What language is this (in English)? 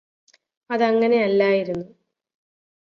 Malayalam